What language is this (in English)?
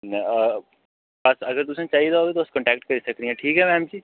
Dogri